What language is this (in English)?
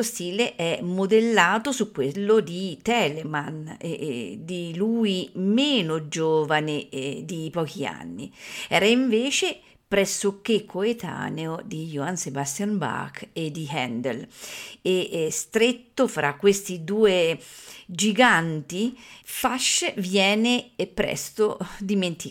Italian